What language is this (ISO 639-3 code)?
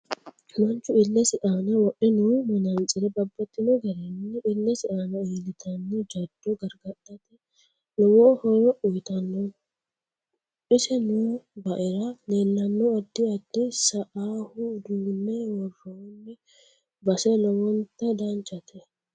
sid